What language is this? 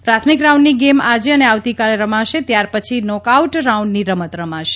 Gujarati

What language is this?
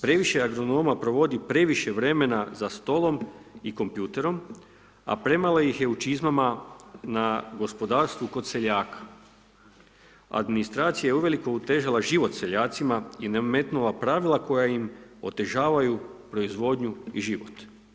Croatian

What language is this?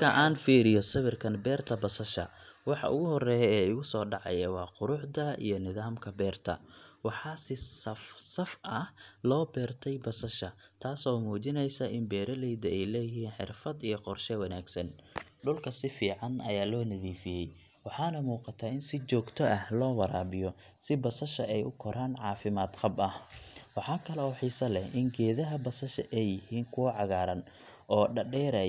Somali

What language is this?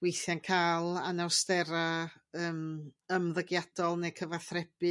Welsh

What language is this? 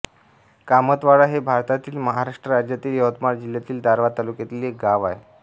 Marathi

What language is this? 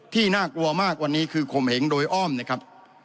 Thai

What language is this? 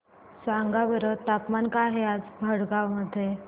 Marathi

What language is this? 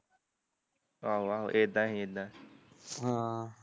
Punjabi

